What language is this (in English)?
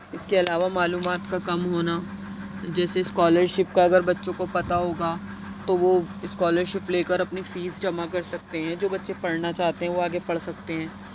Urdu